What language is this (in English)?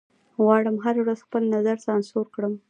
Pashto